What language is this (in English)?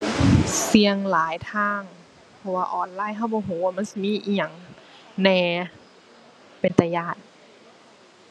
Thai